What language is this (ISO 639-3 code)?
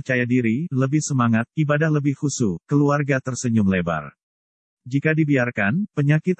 ind